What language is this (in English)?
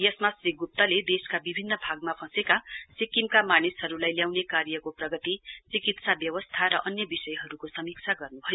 Nepali